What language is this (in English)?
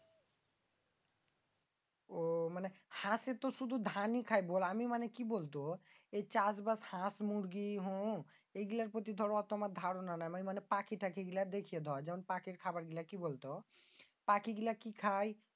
Bangla